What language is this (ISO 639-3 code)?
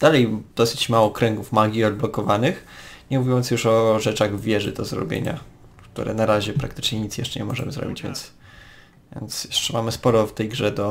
pol